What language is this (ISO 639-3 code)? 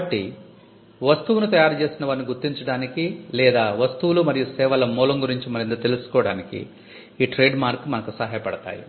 tel